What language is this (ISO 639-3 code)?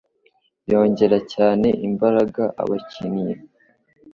kin